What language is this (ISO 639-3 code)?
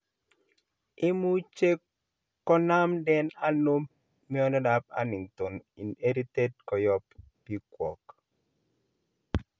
kln